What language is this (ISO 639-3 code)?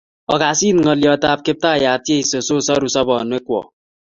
kln